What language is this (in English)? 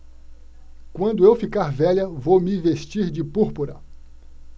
Portuguese